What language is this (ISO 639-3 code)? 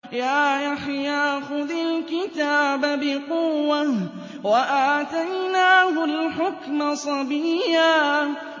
ara